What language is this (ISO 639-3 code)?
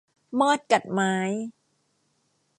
tha